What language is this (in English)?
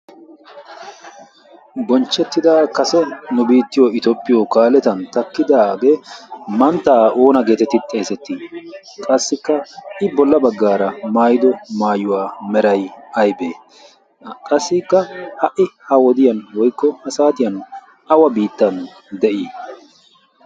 Wolaytta